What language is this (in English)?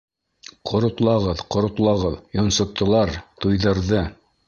Bashkir